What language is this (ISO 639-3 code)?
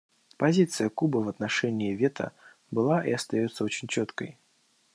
rus